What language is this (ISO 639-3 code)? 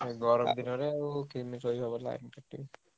ori